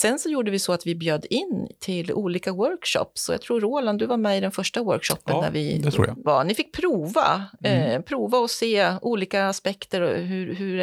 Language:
Swedish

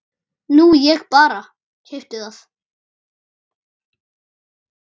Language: Icelandic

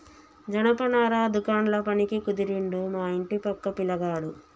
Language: Telugu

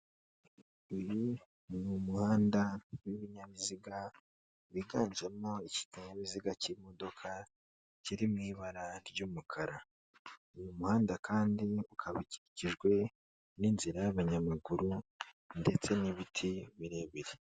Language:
Kinyarwanda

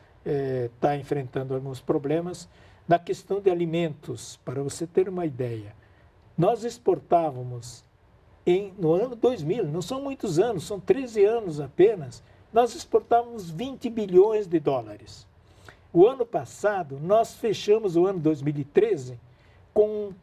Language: Portuguese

